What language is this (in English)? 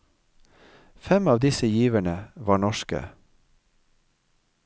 Norwegian